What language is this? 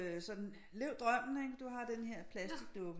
Danish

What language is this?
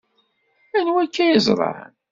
Kabyle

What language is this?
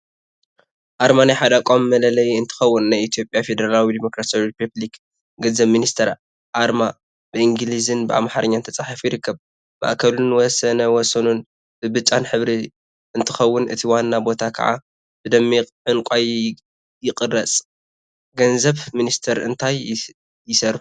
Tigrinya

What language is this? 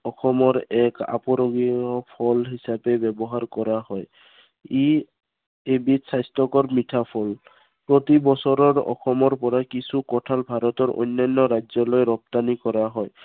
Assamese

